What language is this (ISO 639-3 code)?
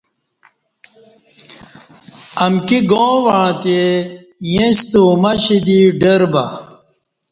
bsh